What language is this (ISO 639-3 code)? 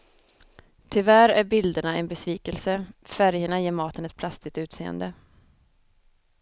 swe